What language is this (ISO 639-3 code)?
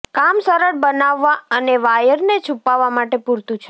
guj